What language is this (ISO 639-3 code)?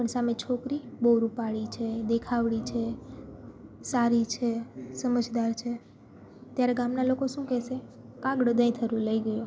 guj